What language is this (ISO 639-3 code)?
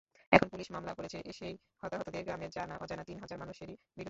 ben